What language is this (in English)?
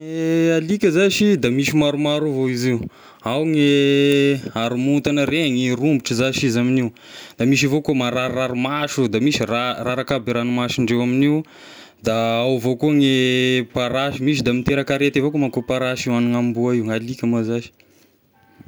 Tesaka Malagasy